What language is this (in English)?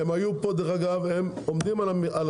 Hebrew